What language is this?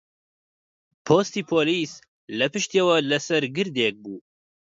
Central Kurdish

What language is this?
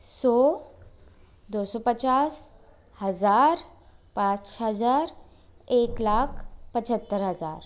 Hindi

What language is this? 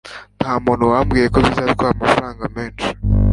Kinyarwanda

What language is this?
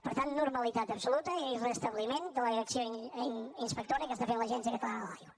Catalan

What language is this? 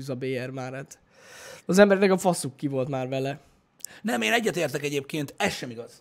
Hungarian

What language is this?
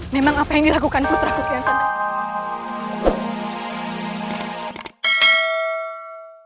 Indonesian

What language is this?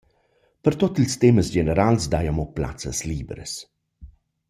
Romansh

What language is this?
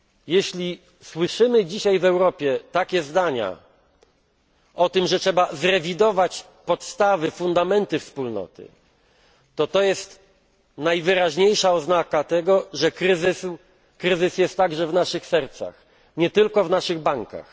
Polish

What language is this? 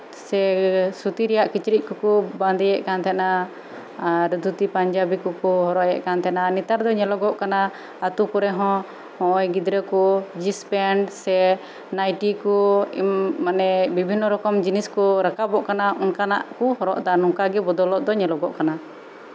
Santali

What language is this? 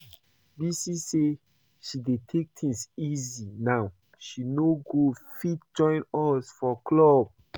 Nigerian Pidgin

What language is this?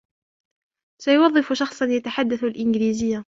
Arabic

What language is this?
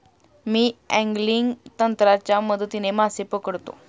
Marathi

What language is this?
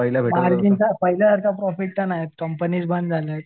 Marathi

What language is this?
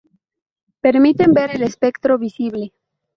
Spanish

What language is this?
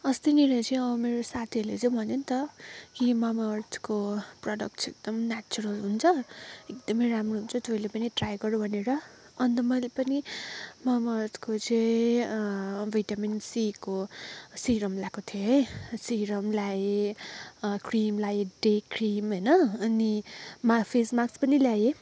Nepali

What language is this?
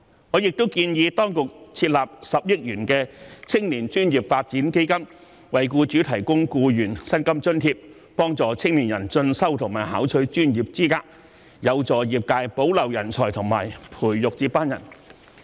Cantonese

